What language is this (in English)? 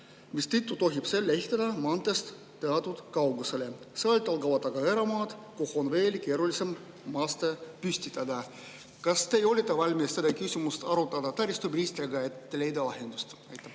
Estonian